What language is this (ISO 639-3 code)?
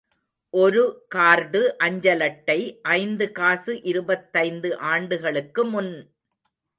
tam